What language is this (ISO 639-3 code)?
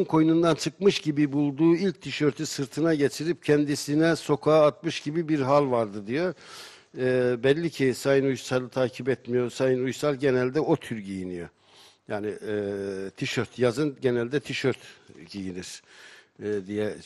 tur